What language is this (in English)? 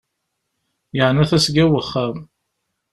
Kabyle